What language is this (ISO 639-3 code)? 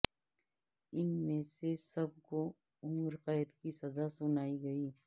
urd